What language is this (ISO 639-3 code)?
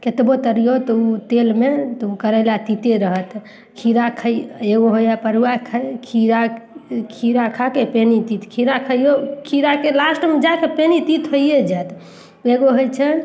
mai